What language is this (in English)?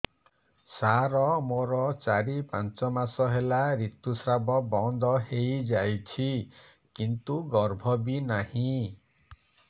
Odia